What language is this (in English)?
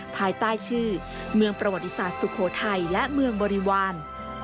Thai